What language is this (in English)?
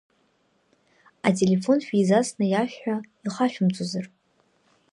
Abkhazian